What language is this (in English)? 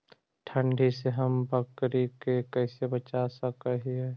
Magahi